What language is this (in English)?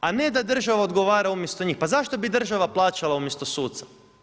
Croatian